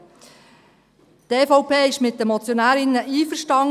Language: Swiss German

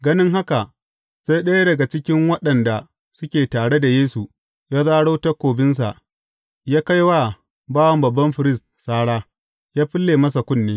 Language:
Hausa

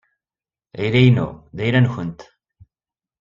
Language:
Kabyle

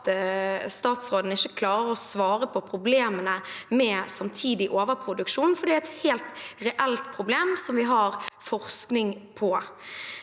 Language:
Norwegian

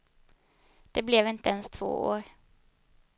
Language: Swedish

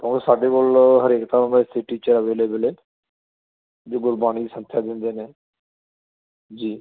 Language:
Punjabi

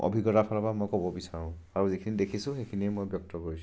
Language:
Assamese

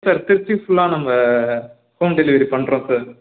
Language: Tamil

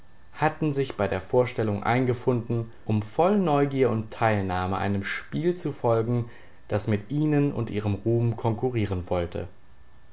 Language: German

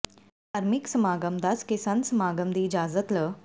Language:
Punjabi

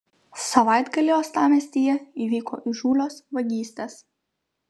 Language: Lithuanian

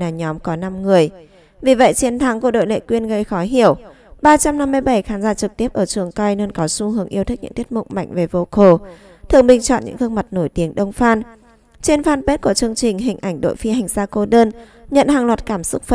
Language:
Vietnamese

